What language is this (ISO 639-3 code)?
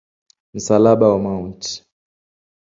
swa